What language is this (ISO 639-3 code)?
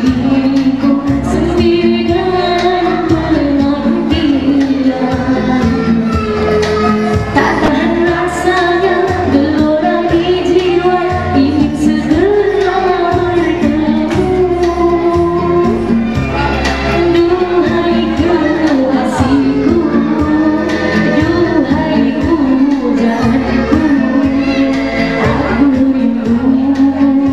ell